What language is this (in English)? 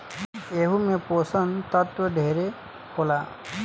Bhojpuri